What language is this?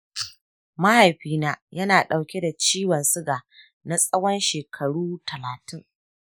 Hausa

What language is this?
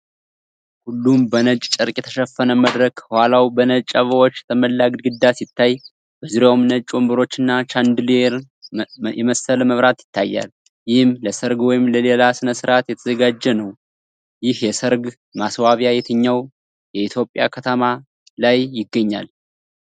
Amharic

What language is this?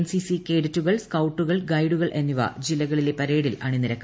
Malayalam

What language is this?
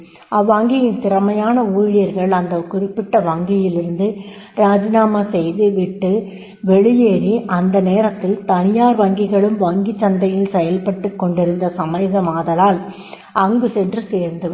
Tamil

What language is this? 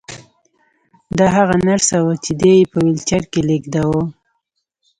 Pashto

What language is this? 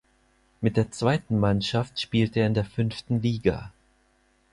German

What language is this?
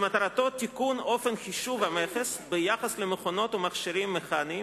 Hebrew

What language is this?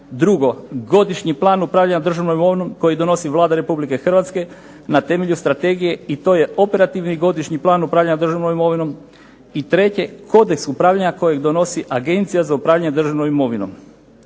Croatian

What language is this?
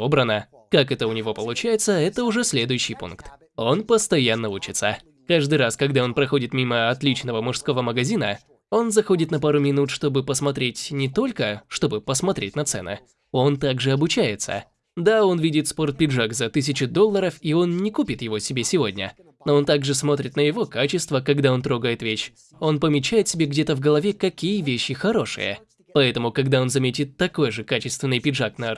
Russian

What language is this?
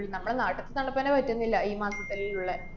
Malayalam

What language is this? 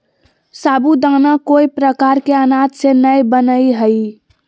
Magahi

